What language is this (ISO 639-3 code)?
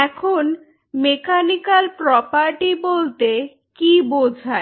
ben